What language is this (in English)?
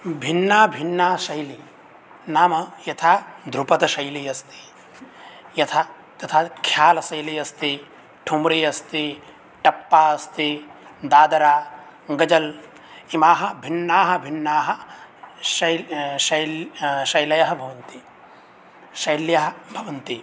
Sanskrit